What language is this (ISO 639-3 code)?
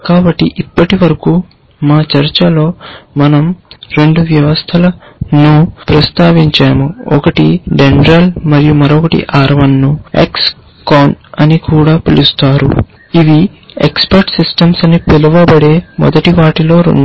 tel